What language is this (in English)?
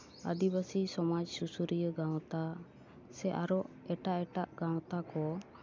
Santali